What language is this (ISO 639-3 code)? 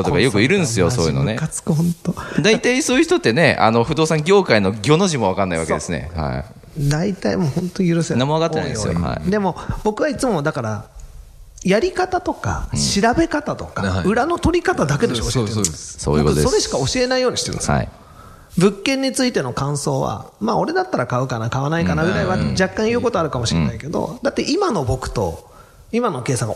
jpn